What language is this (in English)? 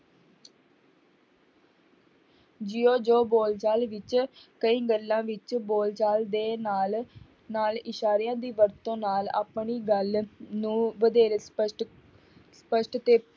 Punjabi